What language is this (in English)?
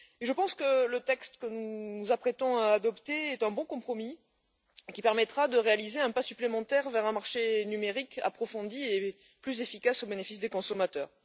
French